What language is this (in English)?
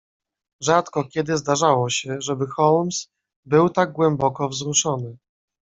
Polish